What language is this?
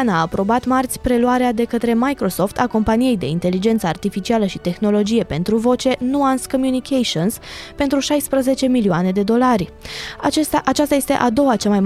Romanian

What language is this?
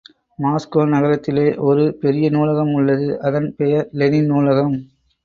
Tamil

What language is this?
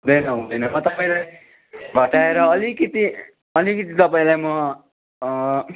Nepali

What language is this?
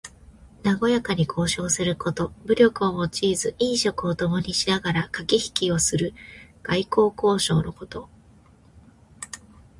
Japanese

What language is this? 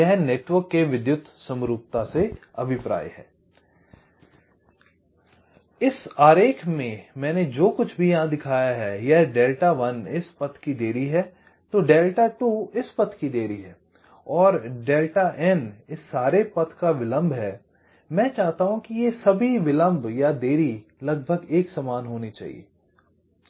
Hindi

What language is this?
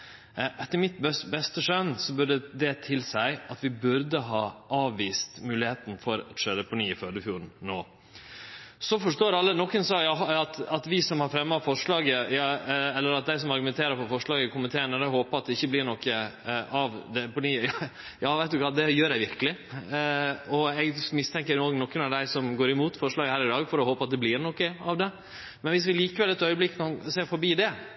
Norwegian Nynorsk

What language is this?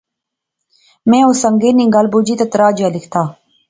Pahari-Potwari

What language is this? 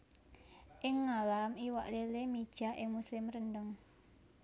Javanese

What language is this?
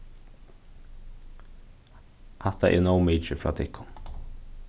Faroese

